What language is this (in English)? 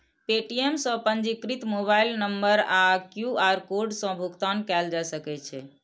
Maithili